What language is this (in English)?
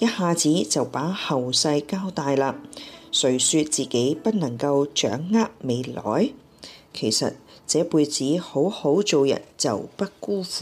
Chinese